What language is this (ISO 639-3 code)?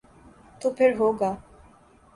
urd